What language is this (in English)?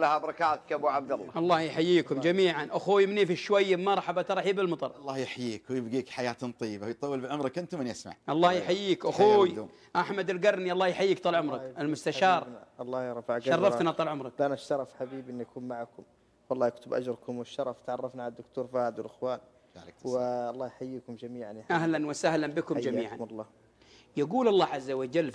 Arabic